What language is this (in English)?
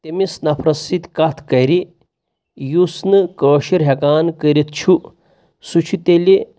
Kashmiri